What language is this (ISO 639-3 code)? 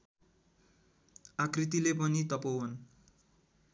nep